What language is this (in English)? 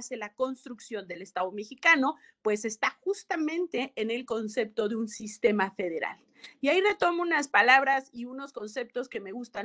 Spanish